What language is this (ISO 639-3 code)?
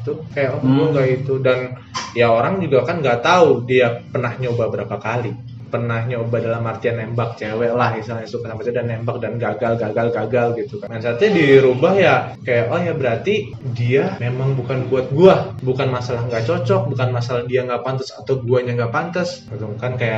ind